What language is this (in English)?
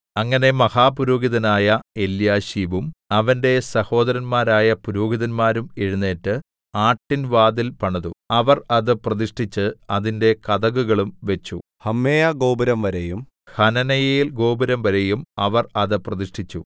Malayalam